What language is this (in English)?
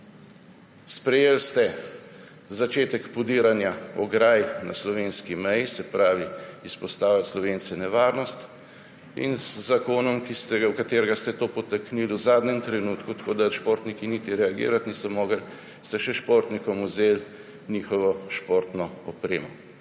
Slovenian